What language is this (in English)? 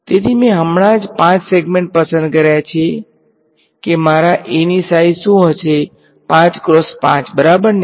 Gujarati